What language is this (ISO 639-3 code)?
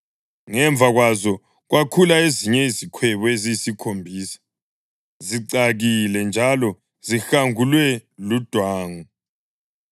nde